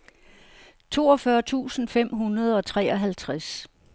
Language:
Danish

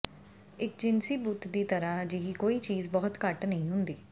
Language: Punjabi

